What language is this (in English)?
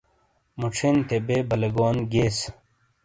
Shina